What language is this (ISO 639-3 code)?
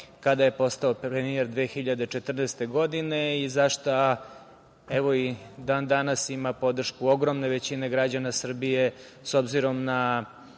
srp